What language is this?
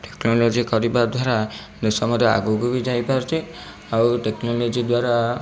Odia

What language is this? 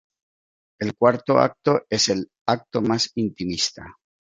Spanish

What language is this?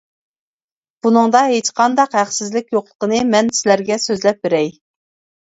Uyghur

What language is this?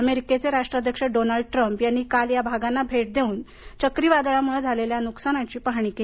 Marathi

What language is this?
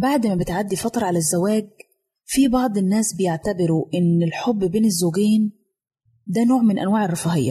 Arabic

